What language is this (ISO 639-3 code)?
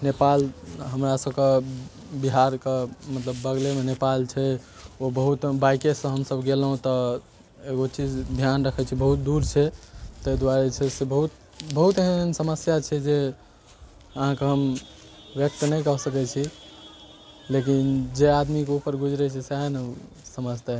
mai